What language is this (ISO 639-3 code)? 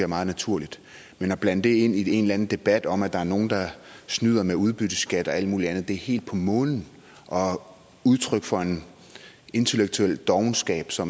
dan